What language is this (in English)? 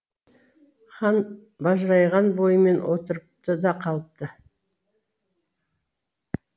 Kazakh